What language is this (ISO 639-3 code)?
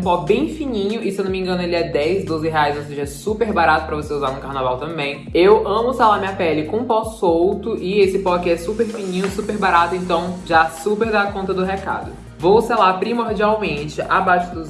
por